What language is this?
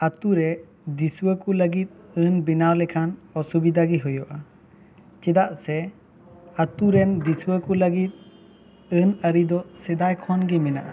Santali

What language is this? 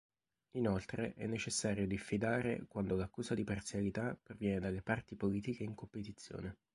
Italian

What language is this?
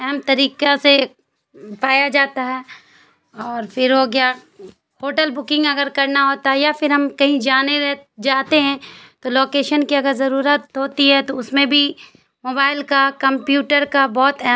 Urdu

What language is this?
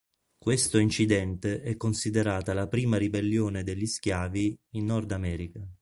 Italian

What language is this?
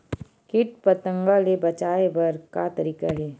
Chhattisgarhi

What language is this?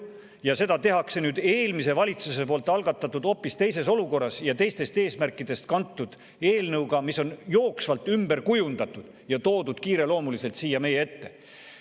Estonian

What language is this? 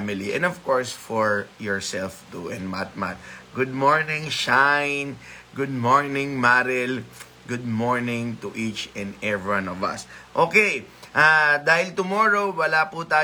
Filipino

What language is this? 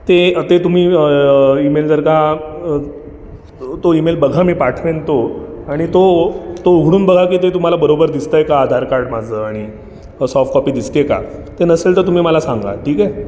Marathi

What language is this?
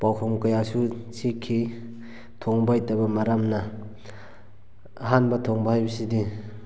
Manipuri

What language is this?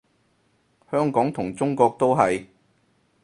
Cantonese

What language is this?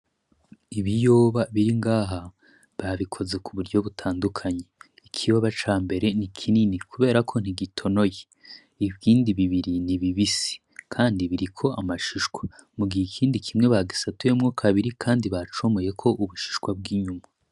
Rundi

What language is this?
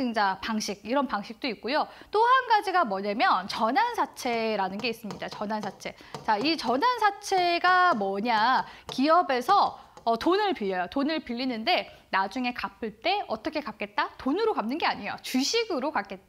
Korean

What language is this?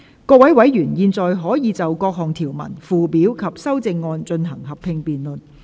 Cantonese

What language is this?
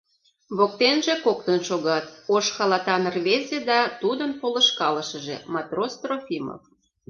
Mari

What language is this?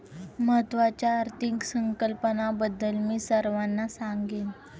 Marathi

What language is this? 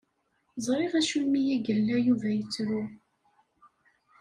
Kabyle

